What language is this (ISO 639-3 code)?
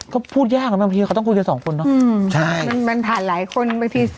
tha